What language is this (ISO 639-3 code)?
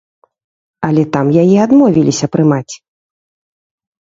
bel